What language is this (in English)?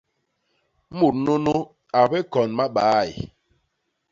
Basaa